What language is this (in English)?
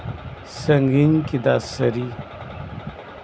Santali